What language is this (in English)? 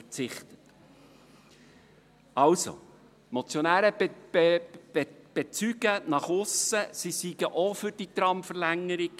Swiss German